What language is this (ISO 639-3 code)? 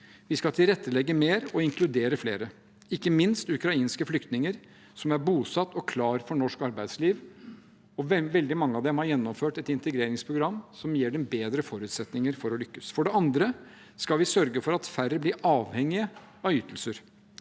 nor